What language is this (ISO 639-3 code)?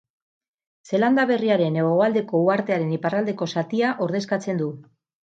eus